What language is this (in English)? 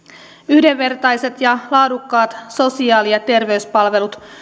Finnish